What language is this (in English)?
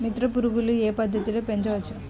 Telugu